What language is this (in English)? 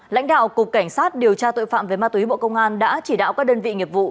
Vietnamese